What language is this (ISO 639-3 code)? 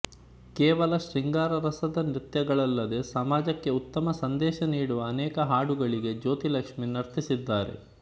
kan